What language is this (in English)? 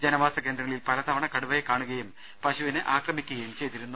Malayalam